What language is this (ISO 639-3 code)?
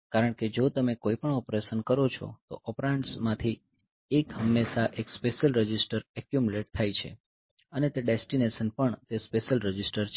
guj